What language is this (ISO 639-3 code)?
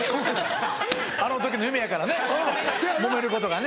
jpn